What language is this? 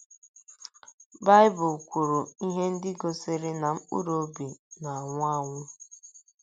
Igbo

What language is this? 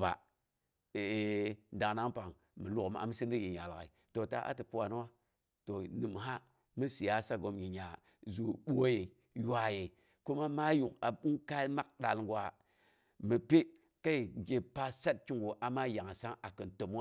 Boghom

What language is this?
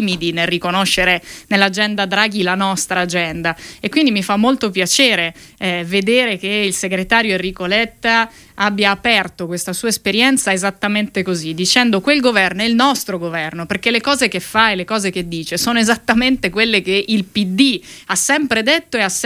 Italian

